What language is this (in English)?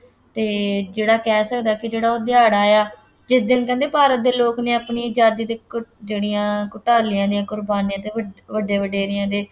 Punjabi